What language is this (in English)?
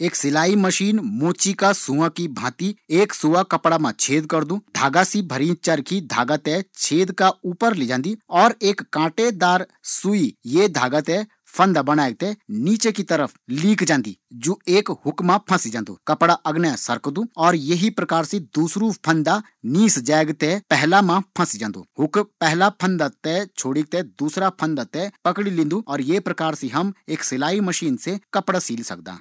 Garhwali